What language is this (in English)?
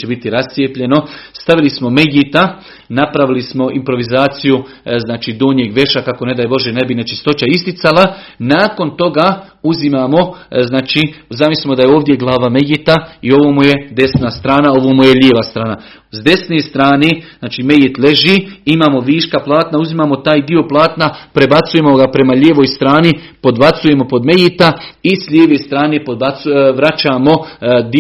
Croatian